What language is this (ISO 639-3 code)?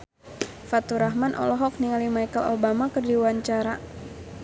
sun